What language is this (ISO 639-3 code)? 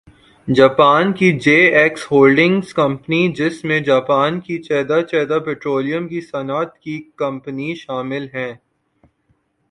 urd